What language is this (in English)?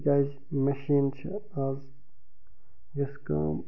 Kashmiri